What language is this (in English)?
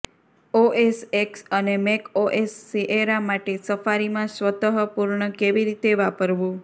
Gujarati